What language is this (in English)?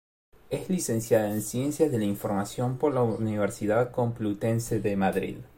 Spanish